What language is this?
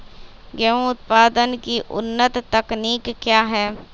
Magahi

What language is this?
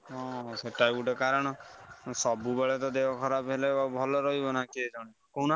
Odia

